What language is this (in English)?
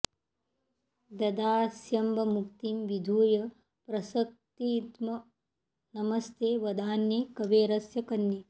Sanskrit